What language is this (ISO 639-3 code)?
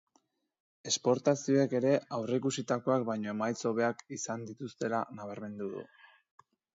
eus